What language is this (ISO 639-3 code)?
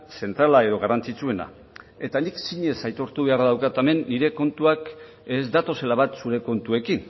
eus